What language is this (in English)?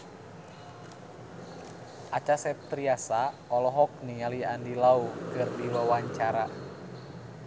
Sundanese